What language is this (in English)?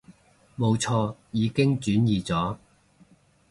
Cantonese